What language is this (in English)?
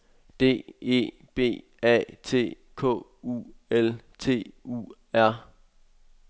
Danish